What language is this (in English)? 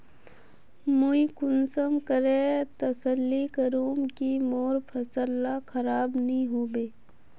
Magahi